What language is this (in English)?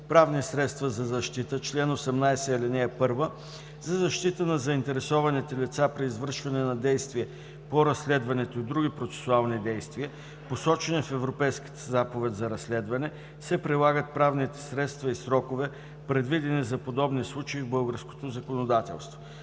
Bulgarian